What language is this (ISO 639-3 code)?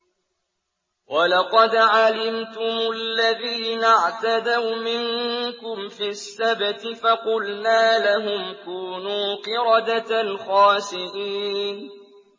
ara